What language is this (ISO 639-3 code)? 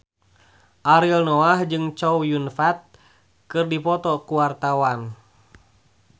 sun